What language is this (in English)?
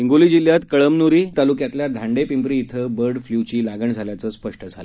Marathi